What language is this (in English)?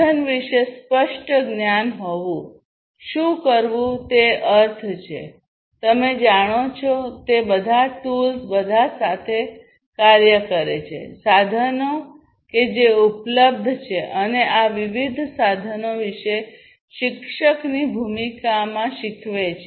Gujarati